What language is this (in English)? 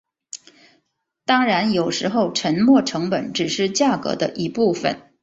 Chinese